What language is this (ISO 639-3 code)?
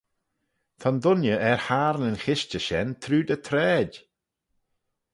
glv